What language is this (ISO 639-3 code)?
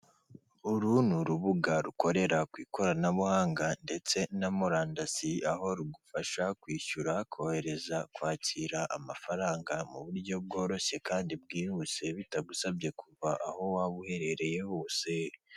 kin